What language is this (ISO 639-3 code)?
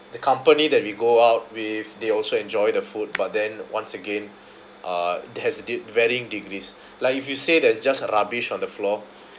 eng